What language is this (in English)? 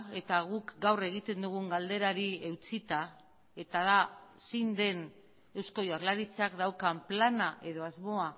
Basque